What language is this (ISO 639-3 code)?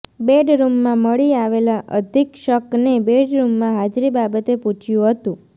guj